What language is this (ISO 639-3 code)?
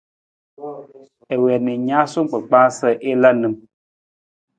nmz